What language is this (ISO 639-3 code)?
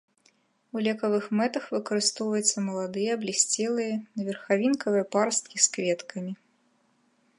bel